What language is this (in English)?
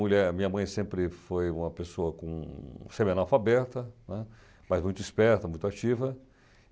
Portuguese